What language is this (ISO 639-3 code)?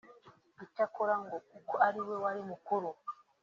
kin